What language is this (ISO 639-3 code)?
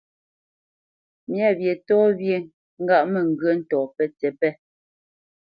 bce